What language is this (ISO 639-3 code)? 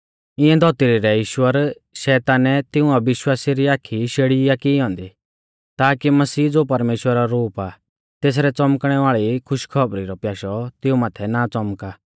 bfz